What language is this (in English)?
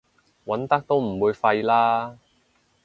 Cantonese